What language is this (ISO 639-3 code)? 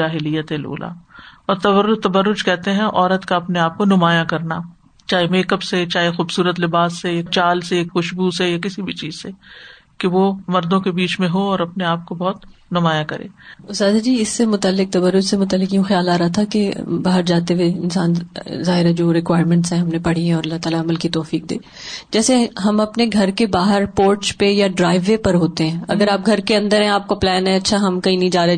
urd